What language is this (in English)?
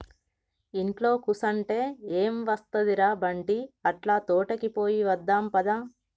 Telugu